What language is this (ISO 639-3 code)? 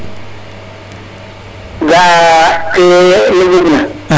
srr